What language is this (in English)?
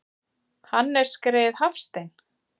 Icelandic